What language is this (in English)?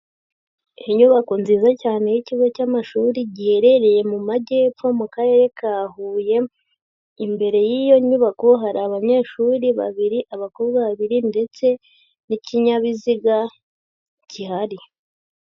Kinyarwanda